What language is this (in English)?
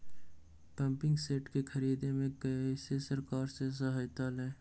Magahi